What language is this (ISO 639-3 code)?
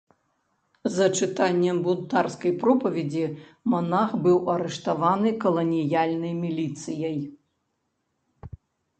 bel